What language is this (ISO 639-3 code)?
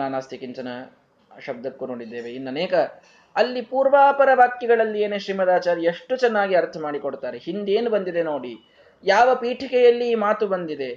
kan